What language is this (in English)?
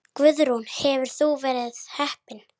Icelandic